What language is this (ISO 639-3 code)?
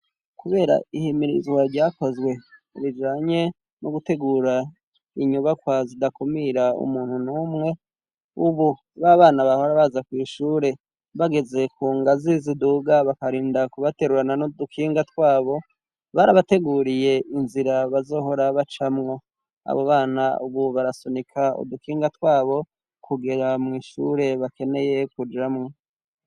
run